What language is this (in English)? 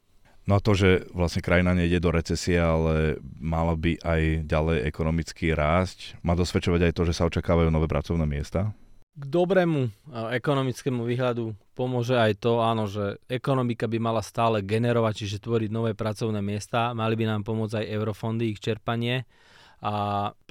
Slovak